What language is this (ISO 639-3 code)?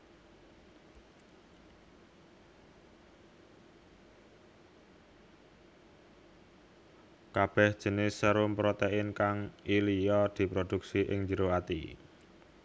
jav